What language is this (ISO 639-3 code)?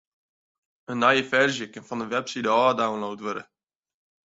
fry